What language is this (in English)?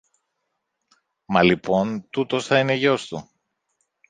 Greek